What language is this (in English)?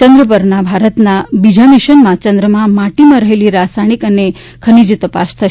Gujarati